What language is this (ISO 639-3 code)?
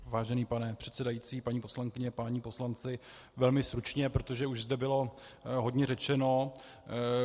ces